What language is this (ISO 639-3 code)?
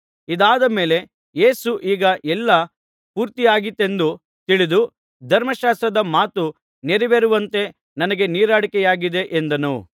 kan